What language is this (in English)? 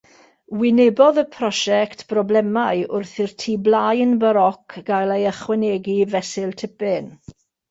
Welsh